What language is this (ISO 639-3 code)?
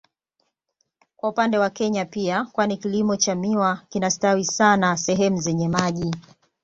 swa